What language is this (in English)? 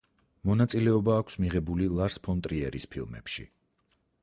Georgian